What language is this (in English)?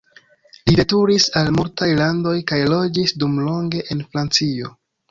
Esperanto